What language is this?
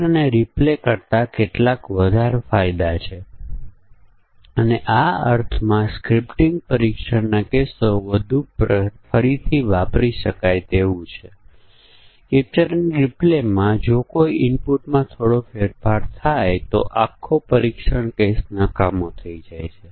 Gujarati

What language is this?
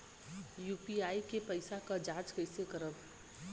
Bhojpuri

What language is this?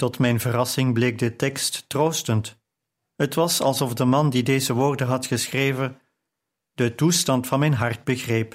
Dutch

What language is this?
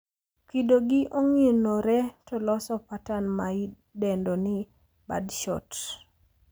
Luo (Kenya and Tanzania)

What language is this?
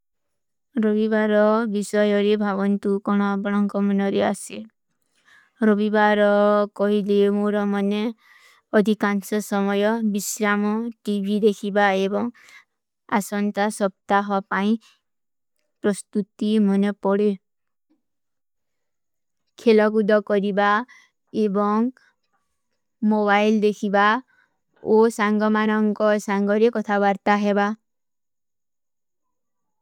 Kui (India)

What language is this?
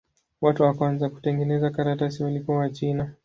Swahili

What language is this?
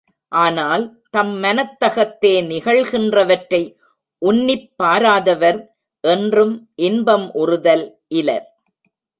Tamil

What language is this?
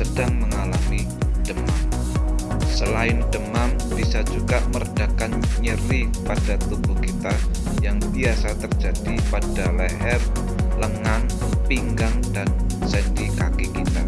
Indonesian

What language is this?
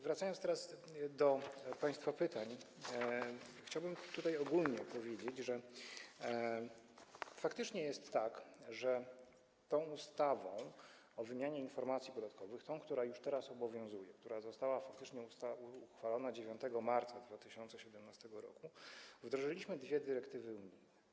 Polish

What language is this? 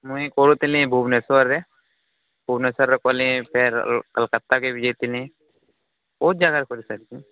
Odia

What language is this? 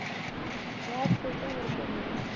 Punjabi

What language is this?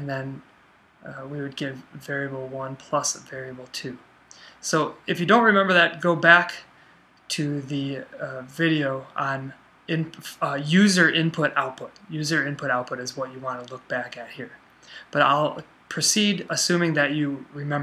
English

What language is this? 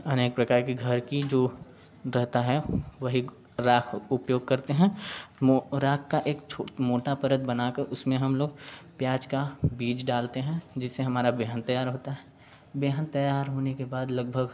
Hindi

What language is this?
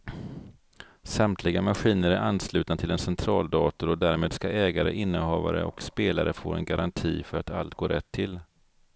Swedish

